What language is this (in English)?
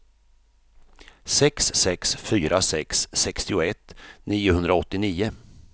Swedish